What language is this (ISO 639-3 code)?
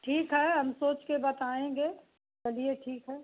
hin